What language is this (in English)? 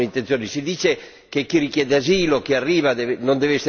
Italian